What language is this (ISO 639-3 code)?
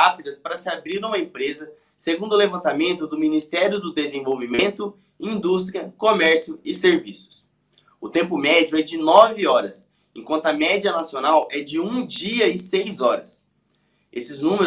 por